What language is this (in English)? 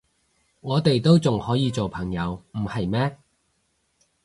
Cantonese